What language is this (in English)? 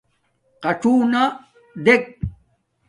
Domaaki